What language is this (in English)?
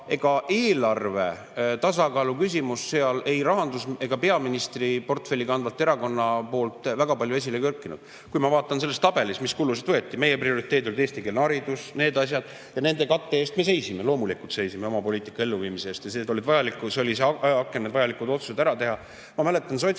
Estonian